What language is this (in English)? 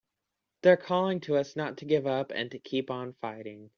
English